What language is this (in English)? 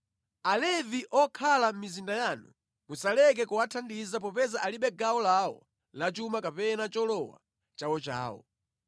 Nyanja